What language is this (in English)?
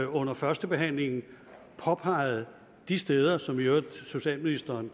Danish